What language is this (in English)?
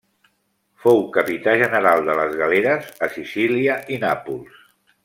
Catalan